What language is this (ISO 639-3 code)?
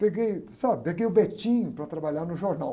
por